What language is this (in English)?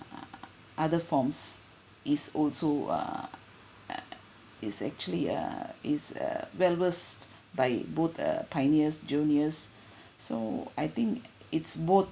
English